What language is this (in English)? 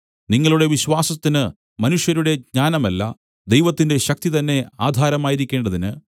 Malayalam